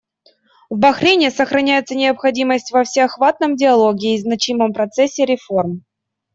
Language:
Russian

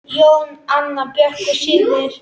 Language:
Icelandic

